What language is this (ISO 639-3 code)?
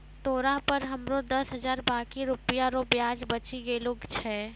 mai